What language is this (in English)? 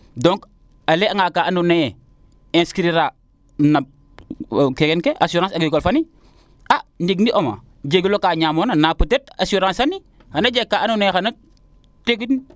Serer